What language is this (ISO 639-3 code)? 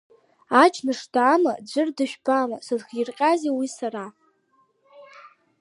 abk